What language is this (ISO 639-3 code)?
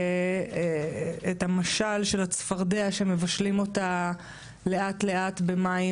heb